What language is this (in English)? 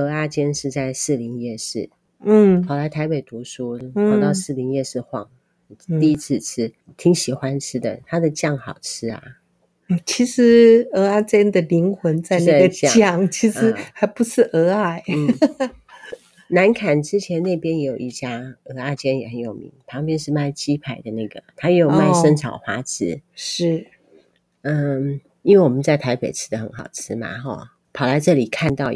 Chinese